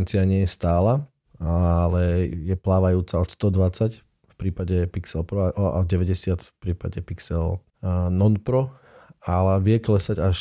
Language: Slovak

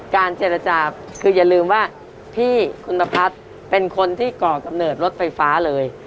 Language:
Thai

